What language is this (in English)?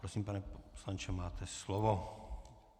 Czech